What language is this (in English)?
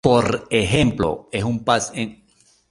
Spanish